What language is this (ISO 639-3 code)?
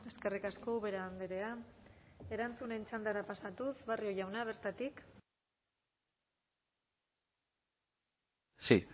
eus